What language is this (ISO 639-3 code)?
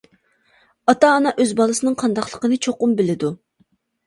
uig